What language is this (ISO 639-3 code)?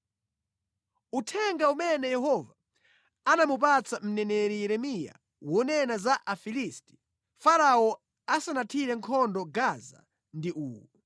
nya